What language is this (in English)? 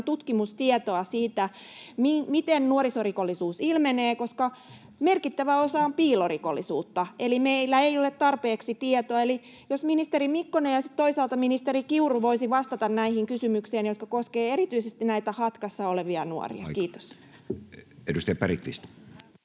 Finnish